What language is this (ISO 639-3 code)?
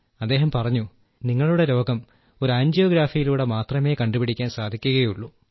mal